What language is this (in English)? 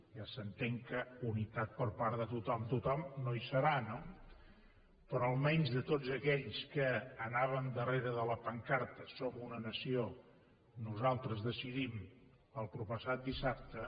Catalan